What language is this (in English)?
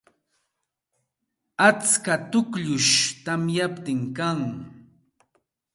Santa Ana de Tusi Pasco Quechua